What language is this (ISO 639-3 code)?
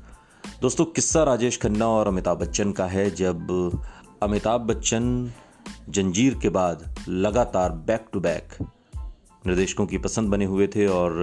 hin